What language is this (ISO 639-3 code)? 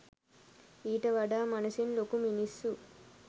sin